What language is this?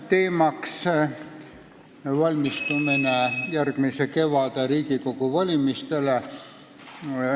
Estonian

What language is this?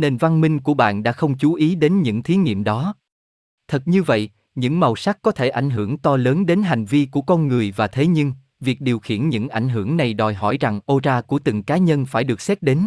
Vietnamese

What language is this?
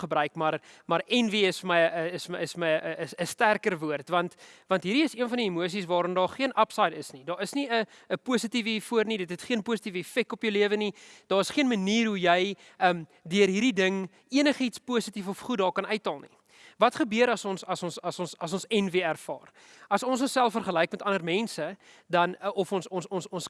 Dutch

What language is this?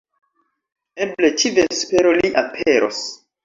Esperanto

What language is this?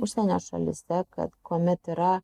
Lithuanian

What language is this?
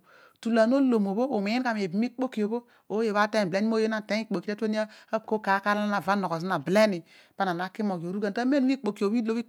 Odual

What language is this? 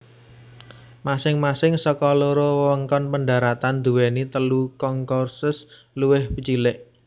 Javanese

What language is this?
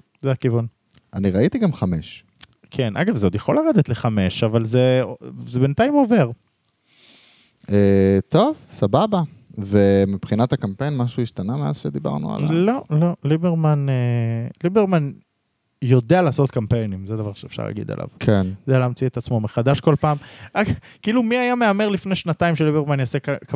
Hebrew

